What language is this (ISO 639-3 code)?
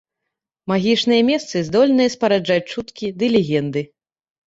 bel